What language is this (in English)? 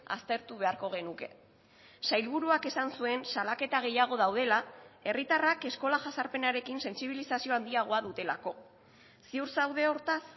Basque